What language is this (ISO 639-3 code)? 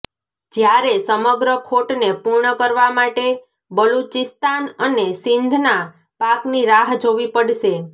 guj